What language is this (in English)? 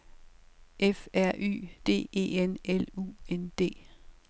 Danish